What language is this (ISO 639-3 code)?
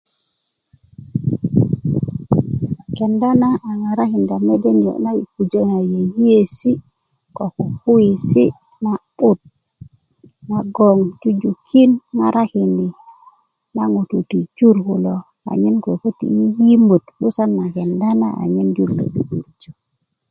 ukv